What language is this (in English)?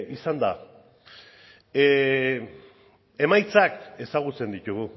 Basque